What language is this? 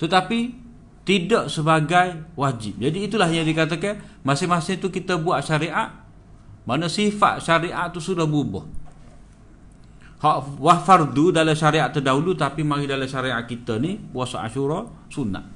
Malay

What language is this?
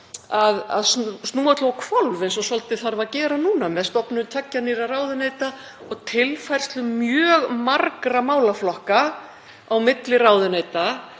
Icelandic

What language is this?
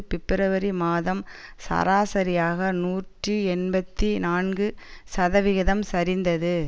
Tamil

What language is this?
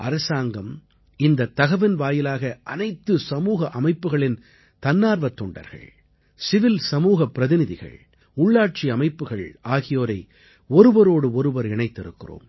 Tamil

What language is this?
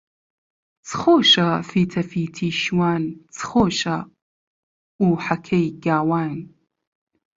Central Kurdish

